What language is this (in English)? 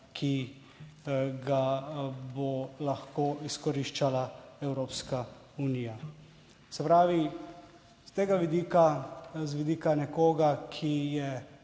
Slovenian